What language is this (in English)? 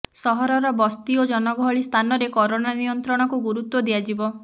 Odia